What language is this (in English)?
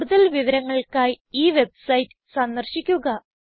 Malayalam